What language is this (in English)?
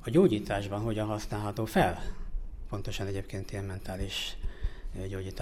Hungarian